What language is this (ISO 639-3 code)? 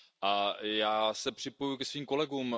ces